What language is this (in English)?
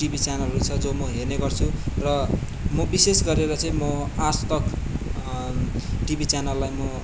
Nepali